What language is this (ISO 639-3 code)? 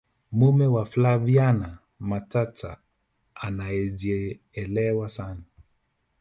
swa